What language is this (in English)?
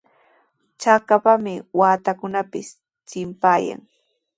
Sihuas Ancash Quechua